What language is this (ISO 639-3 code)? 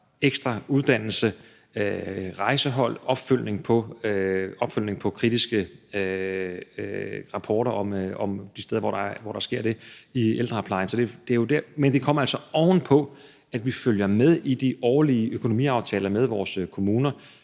dan